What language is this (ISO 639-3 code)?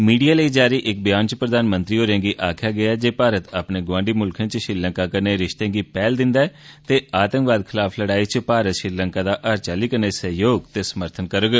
doi